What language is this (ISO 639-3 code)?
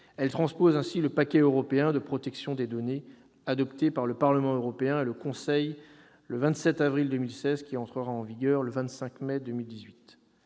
fra